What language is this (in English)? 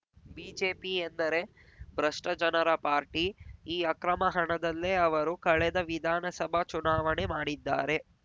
Kannada